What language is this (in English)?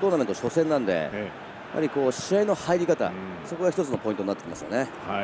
Japanese